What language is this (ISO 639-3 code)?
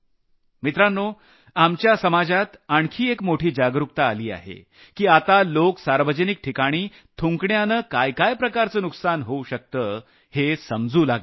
mar